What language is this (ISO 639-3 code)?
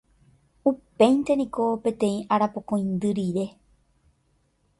grn